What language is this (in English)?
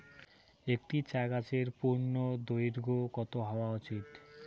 Bangla